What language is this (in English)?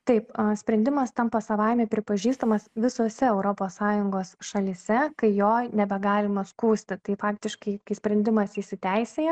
Lithuanian